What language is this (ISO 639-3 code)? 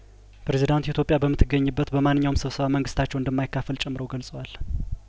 amh